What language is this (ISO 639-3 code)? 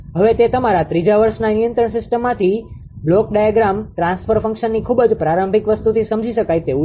guj